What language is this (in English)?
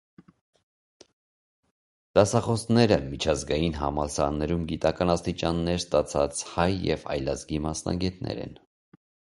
Armenian